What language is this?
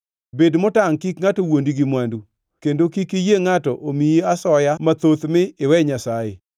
Luo (Kenya and Tanzania)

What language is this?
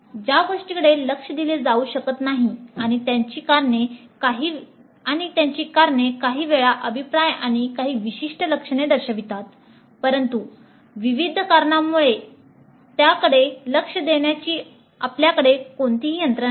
Marathi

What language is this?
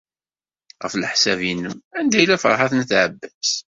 Kabyle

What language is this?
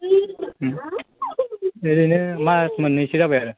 Bodo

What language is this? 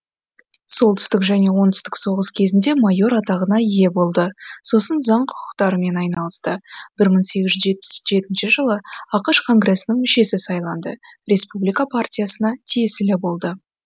Kazakh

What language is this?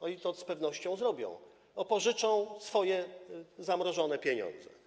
Polish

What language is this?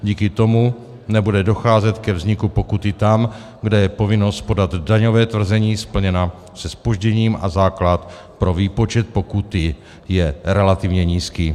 Czech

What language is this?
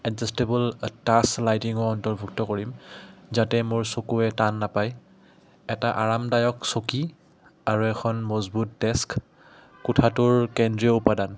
Assamese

